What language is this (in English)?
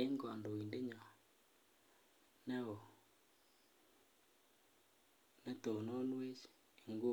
Kalenjin